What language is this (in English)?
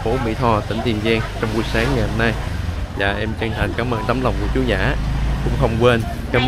Vietnamese